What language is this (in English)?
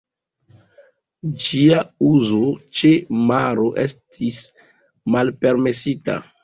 Esperanto